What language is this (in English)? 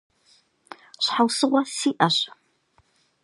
Kabardian